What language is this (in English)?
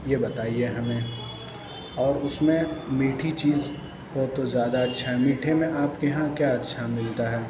Urdu